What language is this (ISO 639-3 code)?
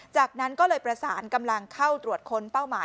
tha